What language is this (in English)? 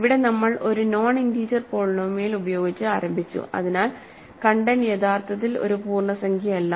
Malayalam